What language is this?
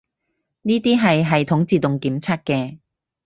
Cantonese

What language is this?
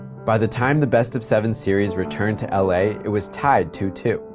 English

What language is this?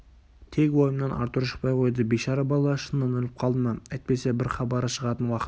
Kazakh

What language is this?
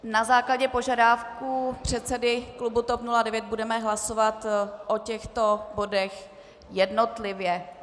Czech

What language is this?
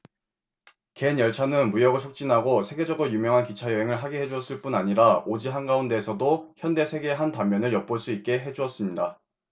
Korean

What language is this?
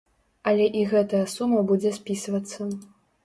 Belarusian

